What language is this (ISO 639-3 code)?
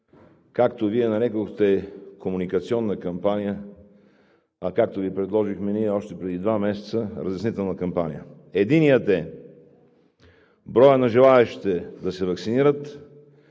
bul